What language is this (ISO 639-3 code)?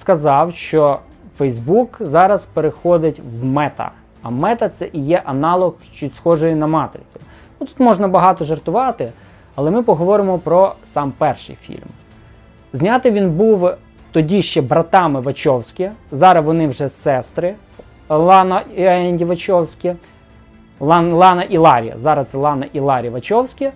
ukr